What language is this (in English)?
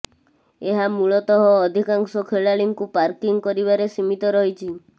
Odia